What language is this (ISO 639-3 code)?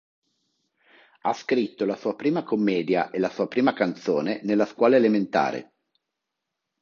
ita